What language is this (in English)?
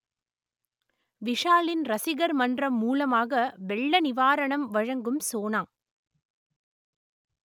Tamil